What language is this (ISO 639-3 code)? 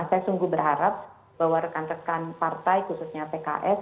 ind